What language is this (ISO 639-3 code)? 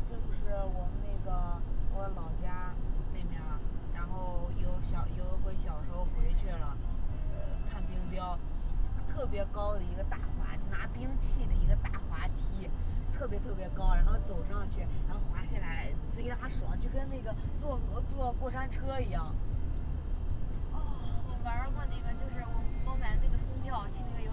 zho